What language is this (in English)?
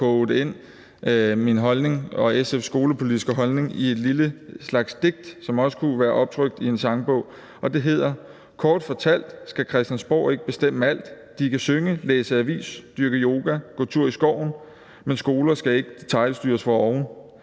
Danish